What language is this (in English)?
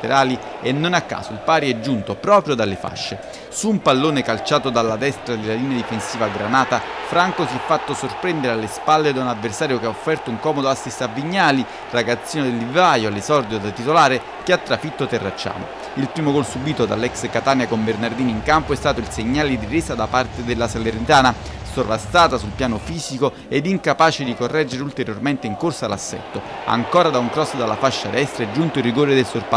Italian